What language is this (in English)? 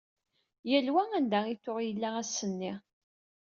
Kabyle